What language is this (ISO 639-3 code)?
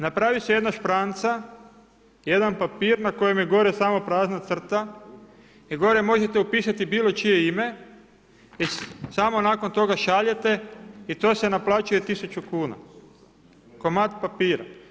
hrv